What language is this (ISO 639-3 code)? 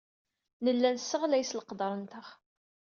kab